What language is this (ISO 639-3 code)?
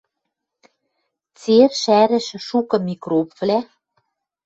mrj